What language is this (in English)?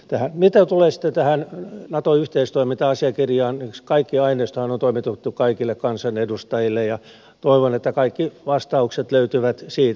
Finnish